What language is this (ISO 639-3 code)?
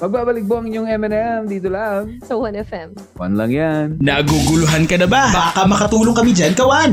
fil